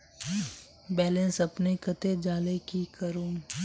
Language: Magahi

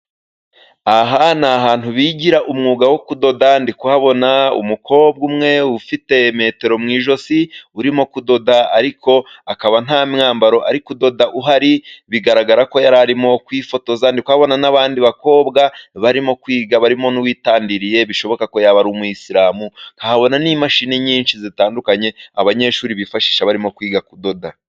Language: Kinyarwanda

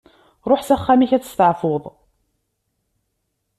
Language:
Kabyle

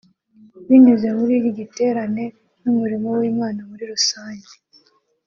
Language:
Kinyarwanda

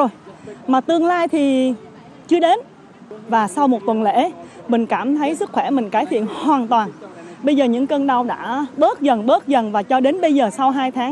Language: Vietnamese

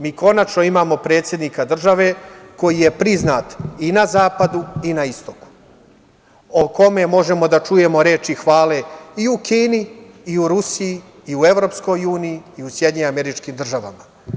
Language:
Serbian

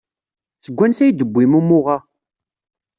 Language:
Kabyle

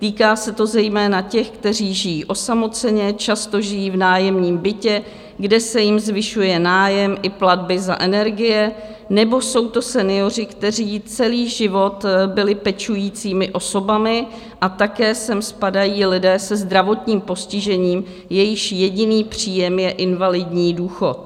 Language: Czech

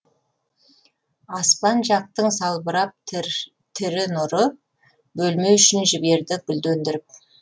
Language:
Kazakh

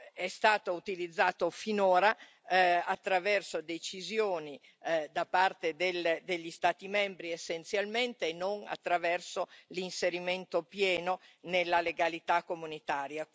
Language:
Italian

